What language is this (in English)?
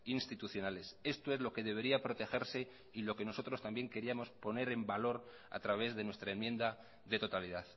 Spanish